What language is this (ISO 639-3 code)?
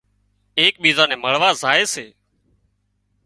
kxp